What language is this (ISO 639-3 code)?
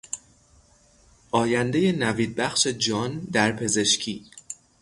fas